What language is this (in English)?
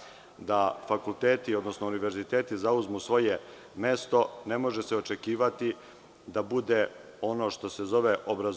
Serbian